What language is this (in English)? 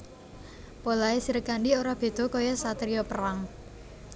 Javanese